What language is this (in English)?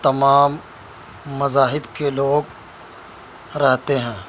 Urdu